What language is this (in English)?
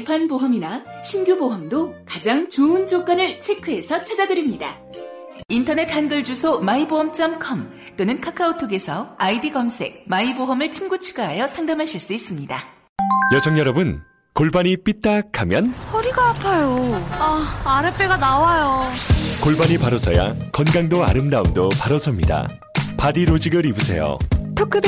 Korean